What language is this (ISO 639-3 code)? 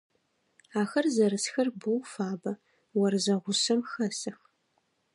ady